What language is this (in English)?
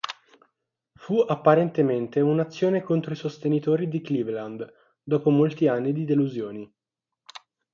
Italian